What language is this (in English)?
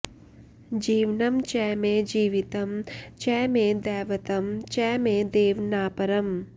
Sanskrit